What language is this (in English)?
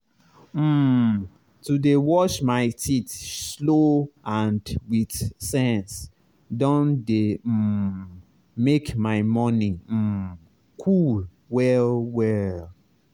Nigerian Pidgin